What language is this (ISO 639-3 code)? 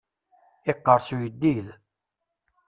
kab